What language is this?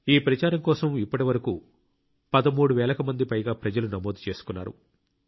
Telugu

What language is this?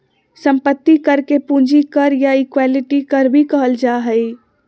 Magahi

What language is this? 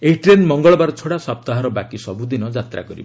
Odia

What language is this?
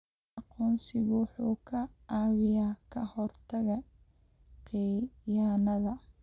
Somali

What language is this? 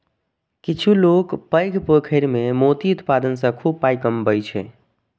Maithili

